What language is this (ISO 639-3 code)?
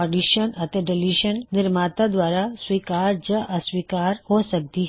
pan